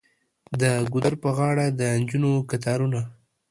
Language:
Pashto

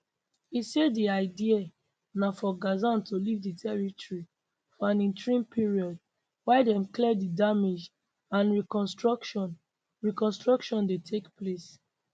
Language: Nigerian Pidgin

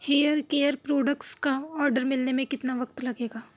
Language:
Urdu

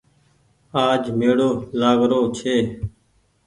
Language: Goaria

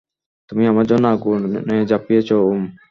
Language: Bangla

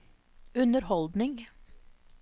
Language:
Norwegian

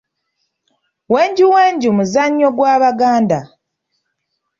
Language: Ganda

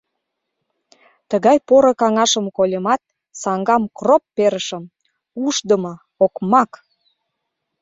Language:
Mari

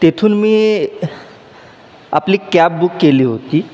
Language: Marathi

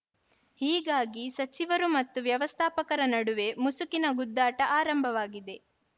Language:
Kannada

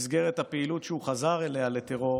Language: Hebrew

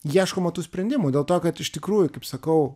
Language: Lithuanian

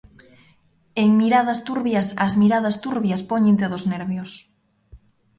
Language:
Galician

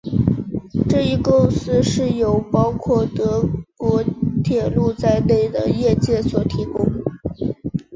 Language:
Chinese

